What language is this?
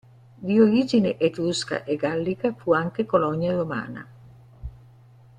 Italian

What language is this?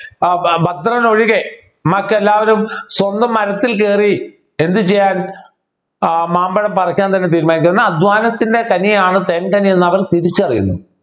Malayalam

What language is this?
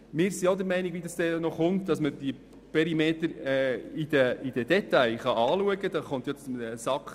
Swiss German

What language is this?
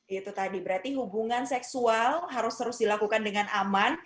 Indonesian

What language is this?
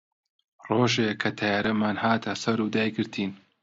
Central Kurdish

